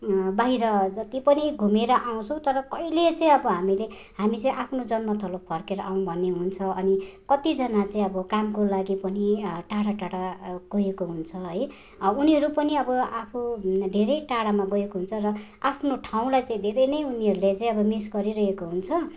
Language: Nepali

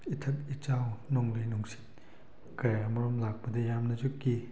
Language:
Manipuri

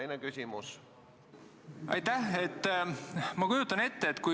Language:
Estonian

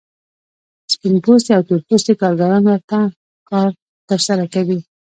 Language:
Pashto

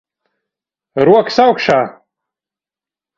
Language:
Latvian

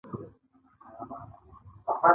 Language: Pashto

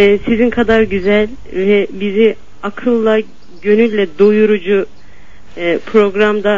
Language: Turkish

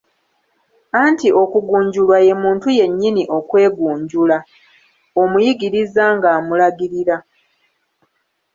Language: Ganda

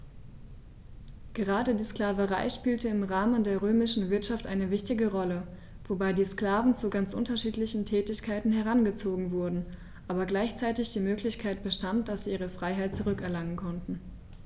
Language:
German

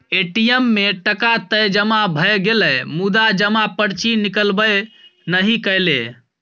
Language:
Maithili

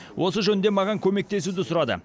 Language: Kazakh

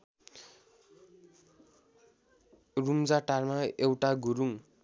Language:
Nepali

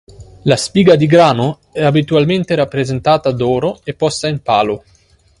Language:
Italian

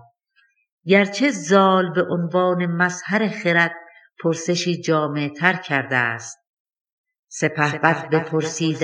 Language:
Persian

